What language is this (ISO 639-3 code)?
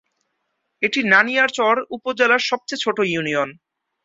ben